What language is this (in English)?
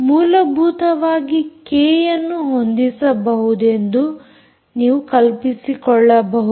Kannada